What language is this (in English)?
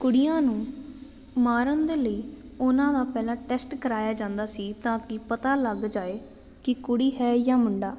Punjabi